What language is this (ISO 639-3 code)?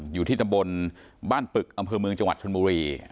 tha